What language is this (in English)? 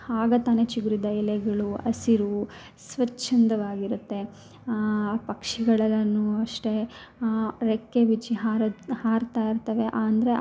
Kannada